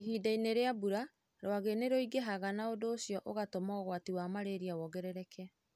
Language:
Kikuyu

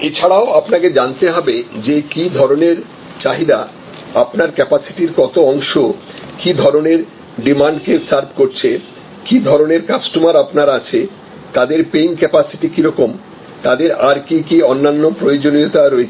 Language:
Bangla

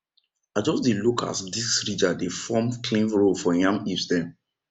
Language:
Nigerian Pidgin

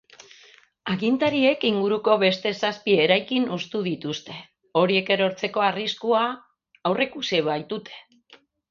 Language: Basque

